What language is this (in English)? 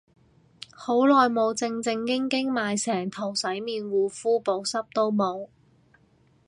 Cantonese